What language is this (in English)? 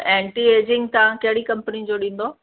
Sindhi